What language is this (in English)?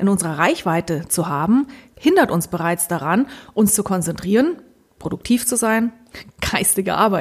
German